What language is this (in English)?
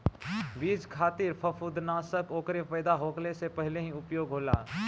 Bhojpuri